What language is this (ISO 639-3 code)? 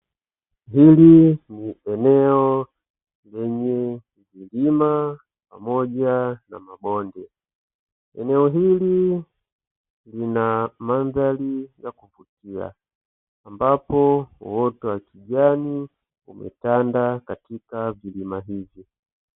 swa